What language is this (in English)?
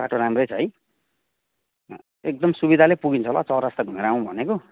Nepali